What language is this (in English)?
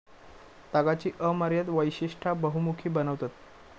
Marathi